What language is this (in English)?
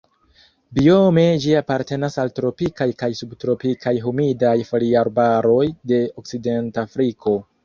Esperanto